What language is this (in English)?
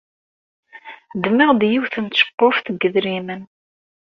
Kabyle